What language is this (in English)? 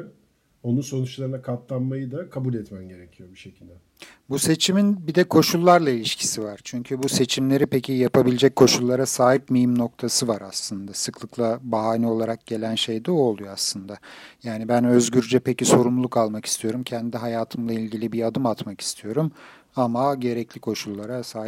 Turkish